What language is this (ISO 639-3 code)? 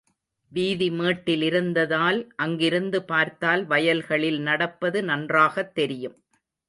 tam